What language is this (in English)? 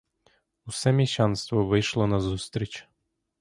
Ukrainian